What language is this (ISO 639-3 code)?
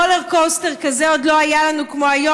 heb